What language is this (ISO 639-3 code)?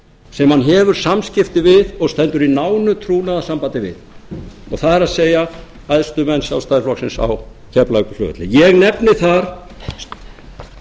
isl